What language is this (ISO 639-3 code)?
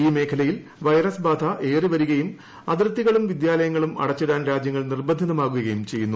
mal